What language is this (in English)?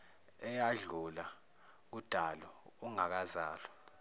Zulu